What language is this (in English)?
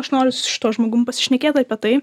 Lithuanian